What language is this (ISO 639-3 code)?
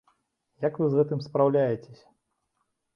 bel